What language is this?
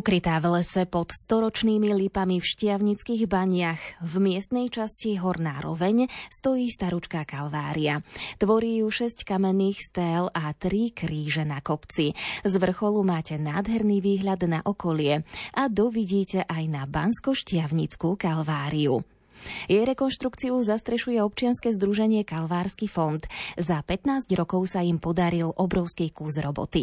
Slovak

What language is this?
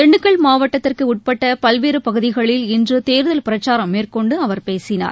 Tamil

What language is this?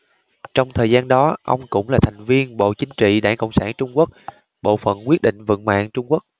Vietnamese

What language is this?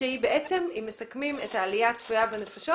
Hebrew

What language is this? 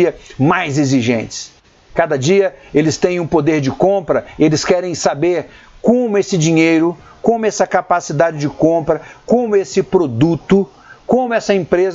Portuguese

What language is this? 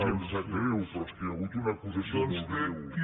Catalan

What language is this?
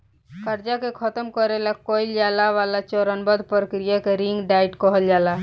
Bhojpuri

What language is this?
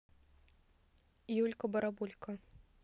Russian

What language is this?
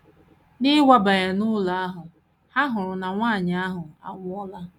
Igbo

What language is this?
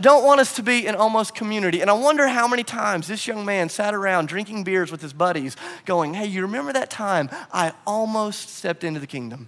English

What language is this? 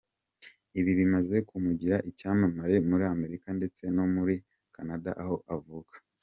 Kinyarwanda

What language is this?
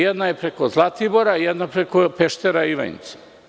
Serbian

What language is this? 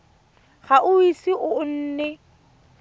Tswana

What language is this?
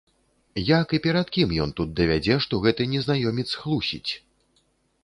Belarusian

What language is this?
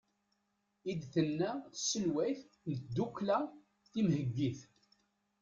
Kabyle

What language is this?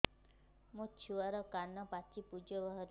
Odia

